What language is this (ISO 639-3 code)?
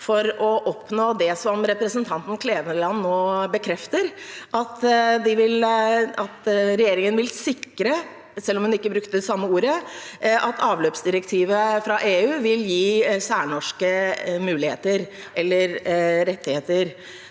nor